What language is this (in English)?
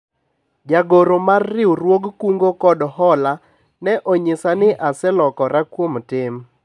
Luo (Kenya and Tanzania)